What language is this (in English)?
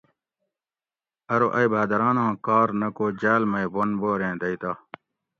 Gawri